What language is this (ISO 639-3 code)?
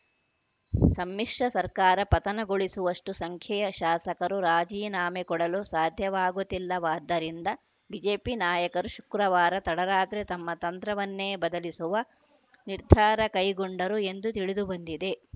kan